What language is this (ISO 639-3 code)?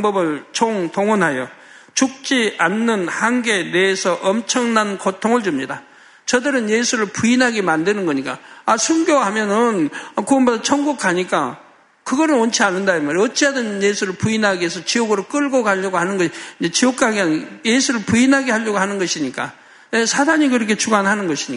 kor